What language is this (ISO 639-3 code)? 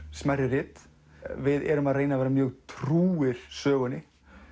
isl